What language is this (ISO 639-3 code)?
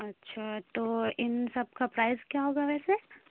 urd